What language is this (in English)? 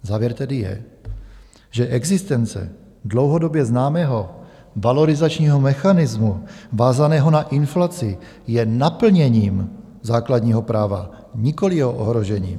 Czech